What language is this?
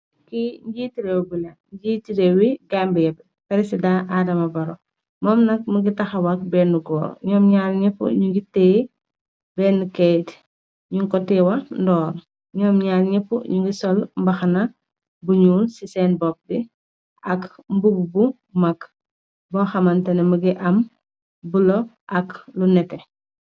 Wolof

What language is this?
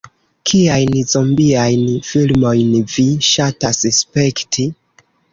Esperanto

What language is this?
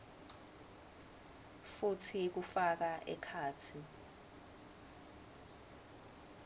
Swati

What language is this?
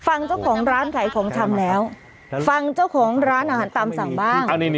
Thai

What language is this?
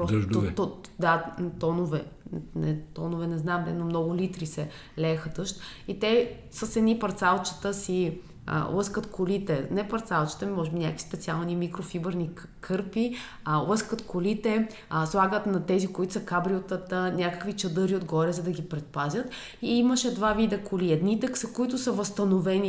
Bulgarian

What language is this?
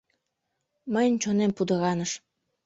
Mari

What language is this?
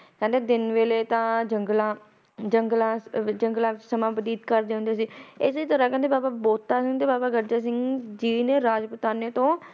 Punjabi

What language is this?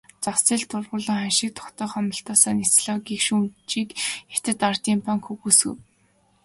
Mongolian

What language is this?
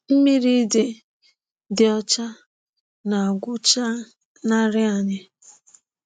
Igbo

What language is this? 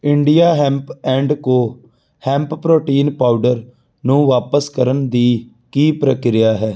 Punjabi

